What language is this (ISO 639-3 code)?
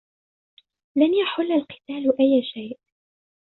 ara